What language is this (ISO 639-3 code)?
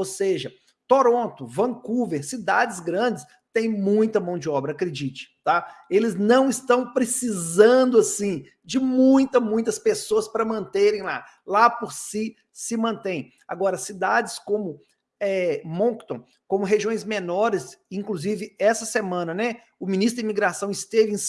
por